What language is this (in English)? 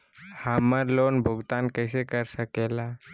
Magahi